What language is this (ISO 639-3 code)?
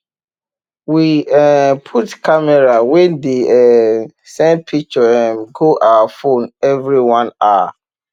pcm